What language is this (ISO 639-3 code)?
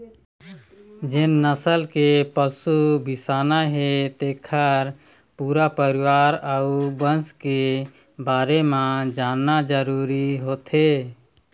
hne